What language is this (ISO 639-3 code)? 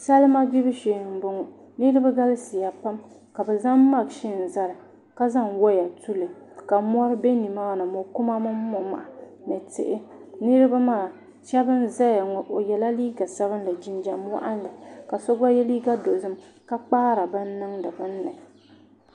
dag